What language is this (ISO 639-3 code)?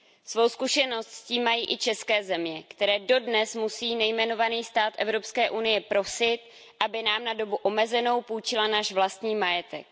ces